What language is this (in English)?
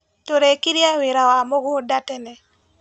Kikuyu